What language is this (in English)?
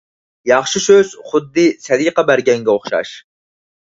Uyghur